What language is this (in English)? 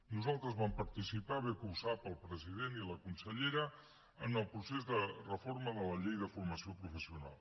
Catalan